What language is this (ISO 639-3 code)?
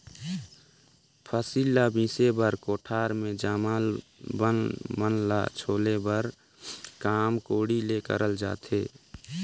hne